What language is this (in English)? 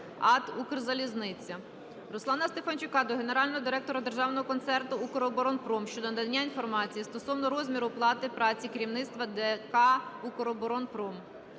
Ukrainian